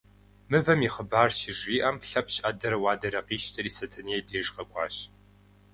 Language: Kabardian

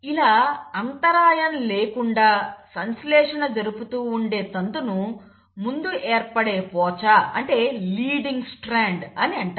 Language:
Telugu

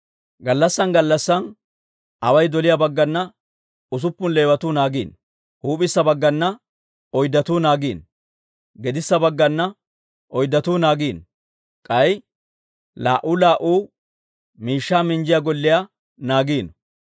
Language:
Dawro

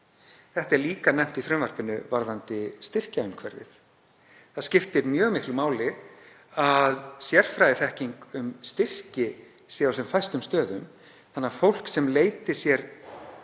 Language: Icelandic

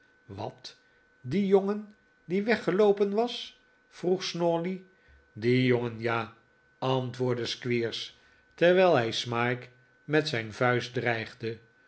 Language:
Dutch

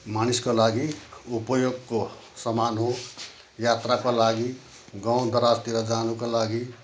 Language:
Nepali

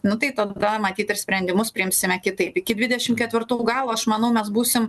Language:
Lithuanian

